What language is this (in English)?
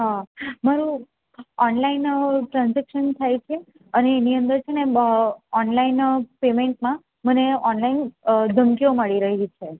Gujarati